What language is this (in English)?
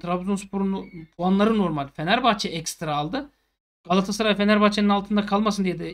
Turkish